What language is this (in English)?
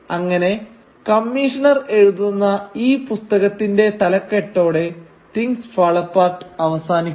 Malayalam